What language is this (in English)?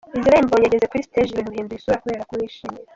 Kinyarwanda